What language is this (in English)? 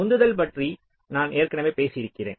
Tamil